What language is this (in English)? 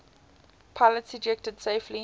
English